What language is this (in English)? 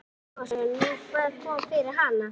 Icelandic